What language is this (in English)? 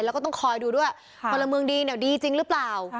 Thai